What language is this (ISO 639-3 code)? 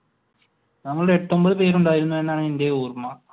mal